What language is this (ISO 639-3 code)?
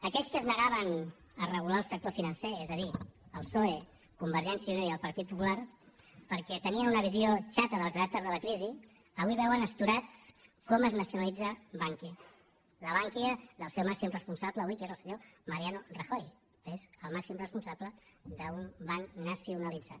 cat